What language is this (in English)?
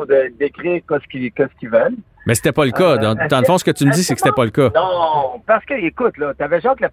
French